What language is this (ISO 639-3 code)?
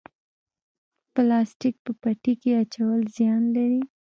pus